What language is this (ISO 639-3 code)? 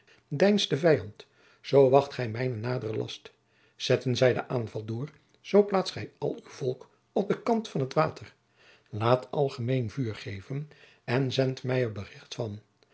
nld